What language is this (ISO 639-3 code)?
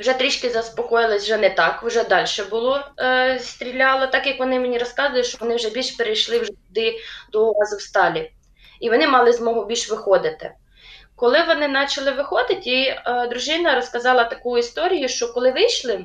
ukr